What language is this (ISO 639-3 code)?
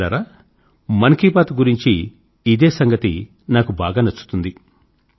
tel